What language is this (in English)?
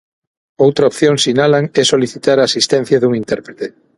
Galician